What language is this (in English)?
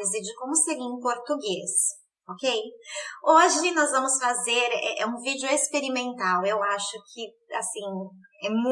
Portuguese